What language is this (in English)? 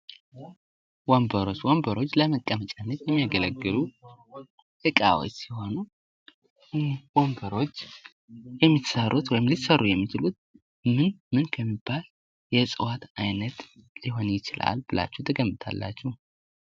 Amharic